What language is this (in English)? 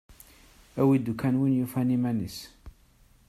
Kabyle